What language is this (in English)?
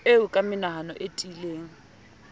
Southern Sotho